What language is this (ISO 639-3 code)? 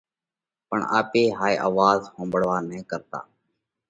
kvx